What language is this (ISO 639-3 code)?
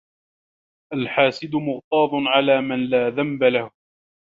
ara